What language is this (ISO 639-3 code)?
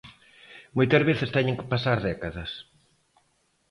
glg